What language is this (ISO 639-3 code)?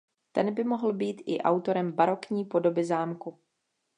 ces